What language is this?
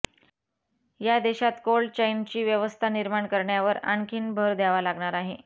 Marathi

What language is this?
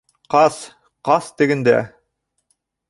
Bashkir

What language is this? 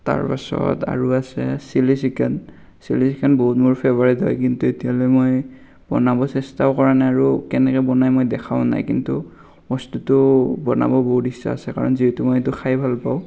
Assamese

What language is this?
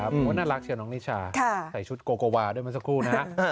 Thai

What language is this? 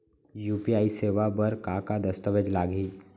Chhattisgarhi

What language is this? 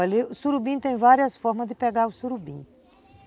Portuguese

